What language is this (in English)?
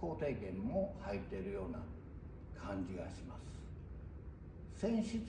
Japanese